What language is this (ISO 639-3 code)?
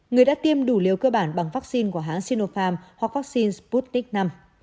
vie